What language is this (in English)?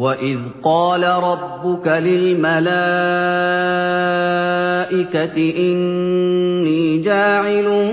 Arabic